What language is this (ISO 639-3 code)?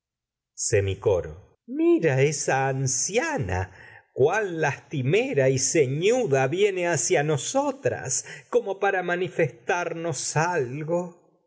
spa